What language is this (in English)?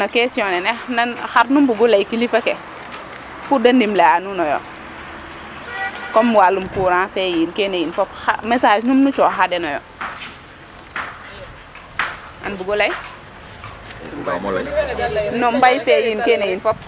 Serer